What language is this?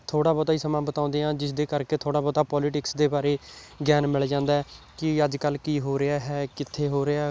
Punjabi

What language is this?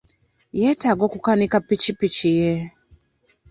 Ganda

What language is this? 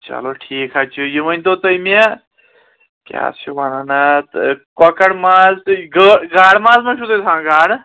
Kashmiri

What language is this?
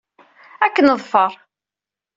Kabyle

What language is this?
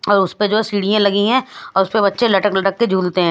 Hindi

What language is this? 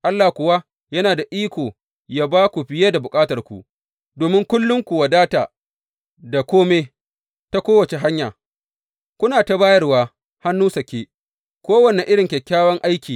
Hausa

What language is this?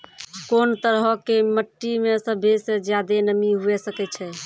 Maithili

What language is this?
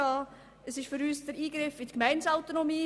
Swiss German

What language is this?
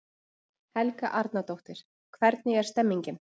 Icelandic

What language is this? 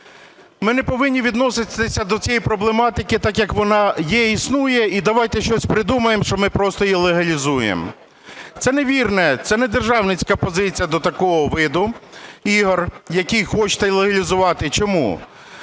Ukrainian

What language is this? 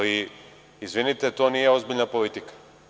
Serbian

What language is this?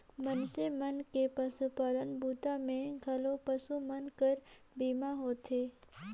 Chhattisgarhi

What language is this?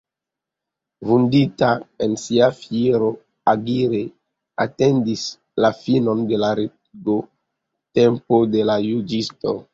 Esperanto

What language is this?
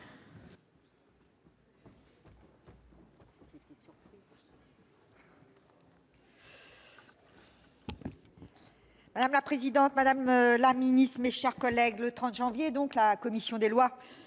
French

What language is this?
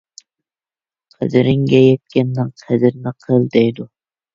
Uyghur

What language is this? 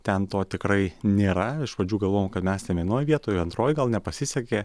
Lithuanian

